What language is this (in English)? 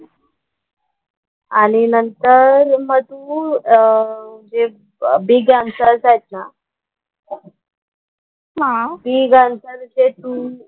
Marathi